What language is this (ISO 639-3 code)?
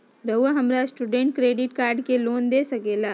mag